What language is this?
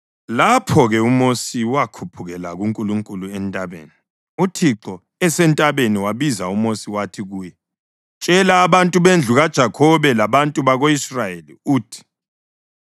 North Ndebele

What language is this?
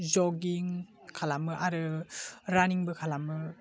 Bodo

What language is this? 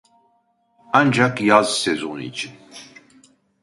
Turkish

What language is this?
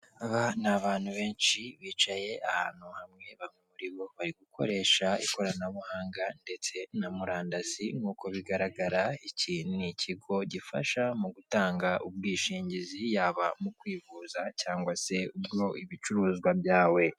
Kinyarwanda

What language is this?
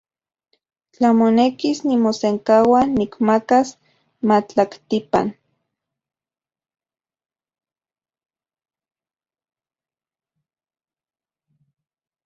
Central Puebla Nahuatl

